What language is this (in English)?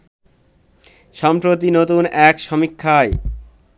Bangla